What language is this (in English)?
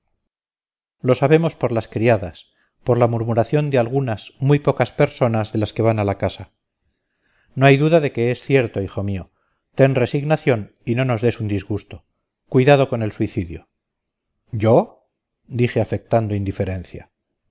Spanish